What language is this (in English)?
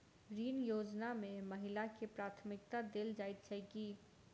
Maithili